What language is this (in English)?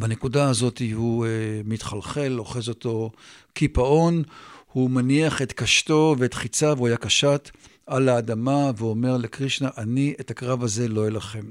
Hebrew